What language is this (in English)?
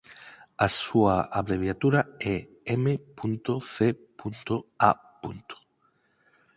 Galician